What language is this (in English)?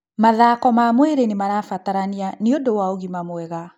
Kikuyu